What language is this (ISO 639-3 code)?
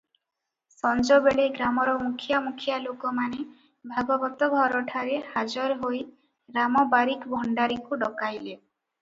ori